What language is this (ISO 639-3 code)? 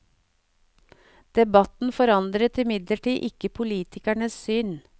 nor